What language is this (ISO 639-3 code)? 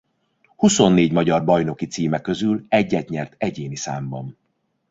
hun